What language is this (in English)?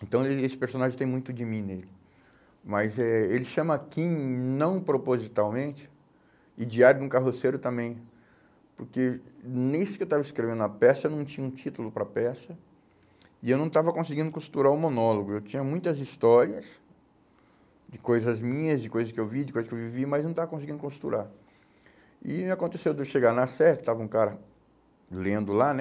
Portuguese